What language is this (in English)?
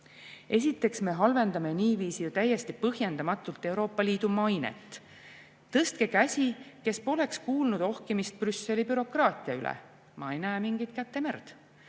Estonian